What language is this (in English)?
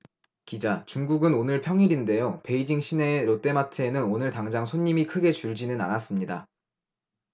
Korean